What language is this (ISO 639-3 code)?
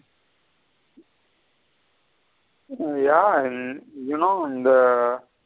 tam